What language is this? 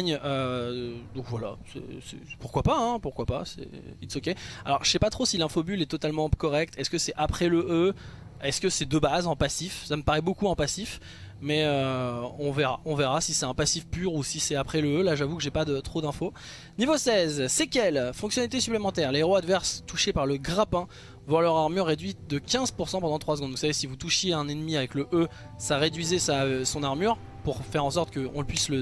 French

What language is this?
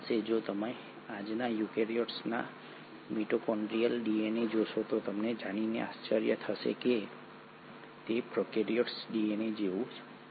Gujarati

